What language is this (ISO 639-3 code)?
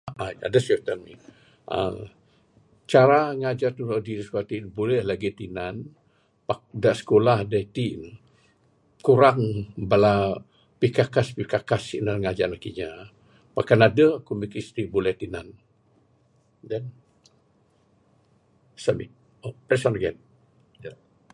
sdo